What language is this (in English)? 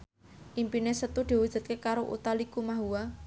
Javanese